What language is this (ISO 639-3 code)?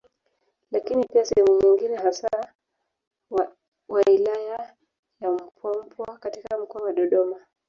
swa